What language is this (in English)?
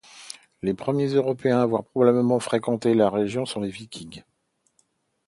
French